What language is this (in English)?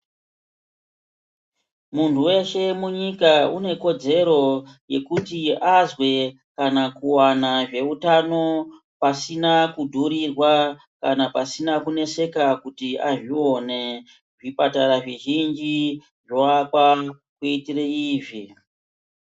Ndau